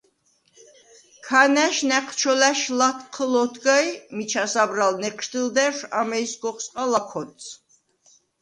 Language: Svan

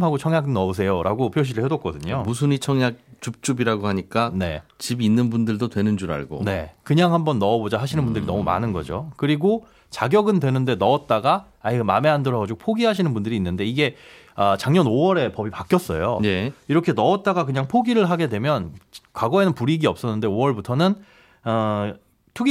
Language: Korean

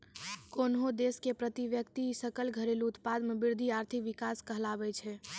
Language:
Maithili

